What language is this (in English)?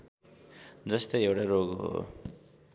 Nepali